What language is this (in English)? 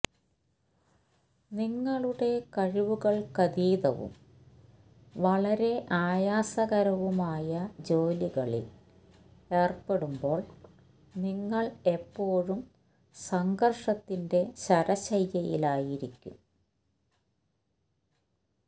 Malayalam